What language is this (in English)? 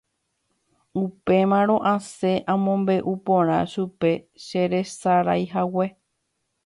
Guarani